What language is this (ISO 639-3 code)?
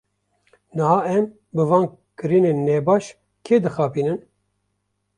kur